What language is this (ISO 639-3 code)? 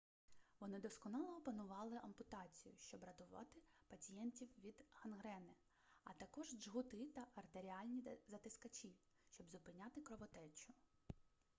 ukr